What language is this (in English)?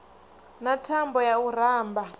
Venda